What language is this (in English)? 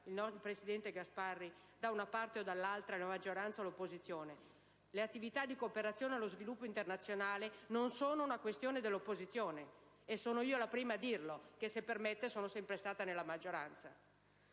Italian